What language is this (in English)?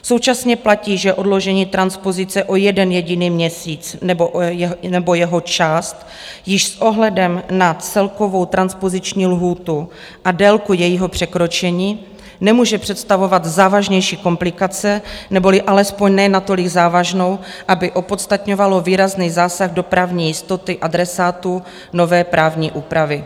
Czech